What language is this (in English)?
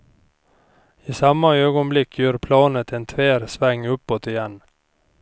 Swedish